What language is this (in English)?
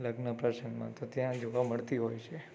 Gujarati